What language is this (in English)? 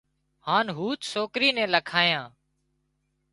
Wadiyara Koli